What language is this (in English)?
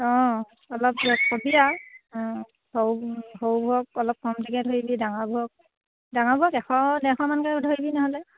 Assamese